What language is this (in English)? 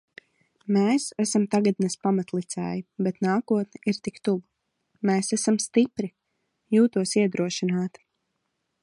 Latvian